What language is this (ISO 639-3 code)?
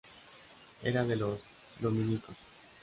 spa